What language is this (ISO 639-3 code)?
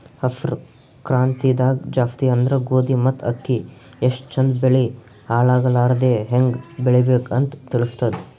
kan